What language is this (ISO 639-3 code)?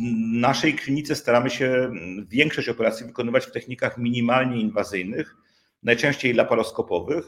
pol